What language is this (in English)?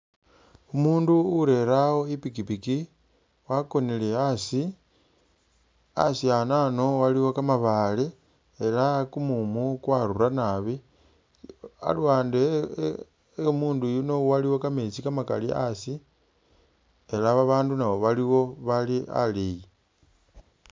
Masaaba